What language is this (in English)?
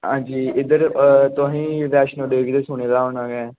Dogri